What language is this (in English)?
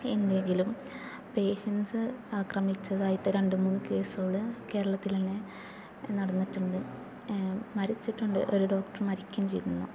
Malayalam